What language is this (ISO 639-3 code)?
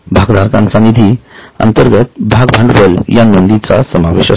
mar